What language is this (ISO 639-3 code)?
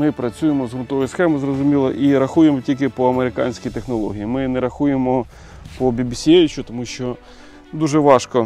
ukr